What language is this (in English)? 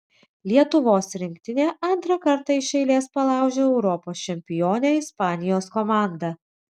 Lithuanian